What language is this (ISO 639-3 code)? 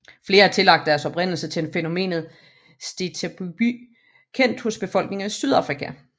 dan